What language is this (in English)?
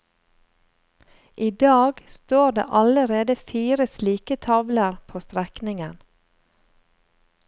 Norwegian